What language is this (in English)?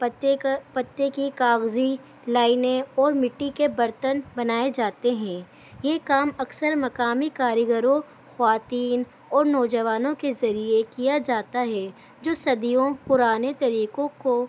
Urdu